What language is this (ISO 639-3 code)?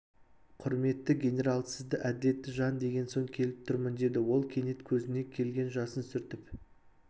kaz